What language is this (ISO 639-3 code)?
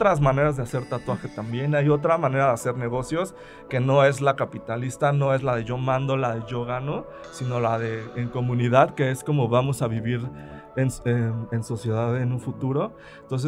spa